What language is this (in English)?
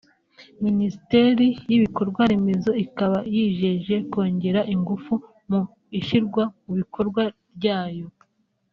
Kinyarwanda